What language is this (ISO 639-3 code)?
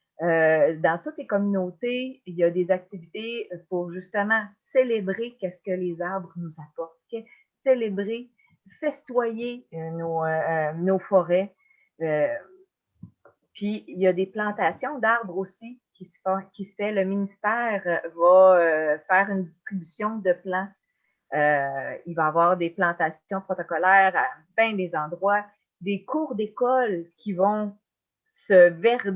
fra